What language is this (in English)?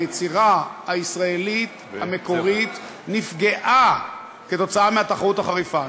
Hebrew